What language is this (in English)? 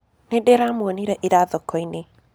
Kikuyu